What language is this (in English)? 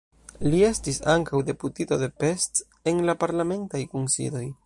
Esperanto